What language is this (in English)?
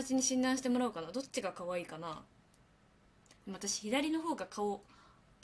Japanese